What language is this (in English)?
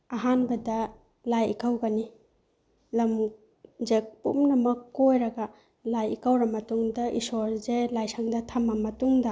Manipuri